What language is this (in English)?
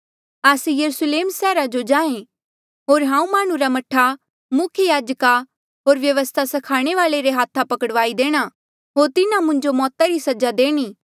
Mandeali